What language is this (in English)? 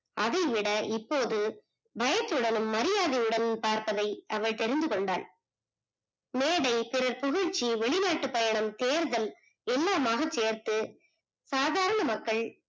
Tamil